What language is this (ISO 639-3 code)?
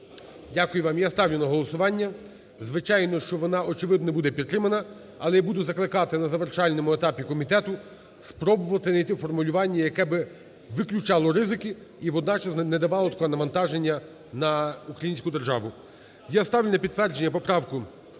ukr